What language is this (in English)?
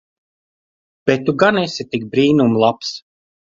Latvian